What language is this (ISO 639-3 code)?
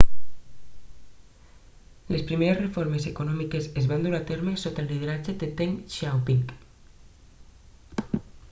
cat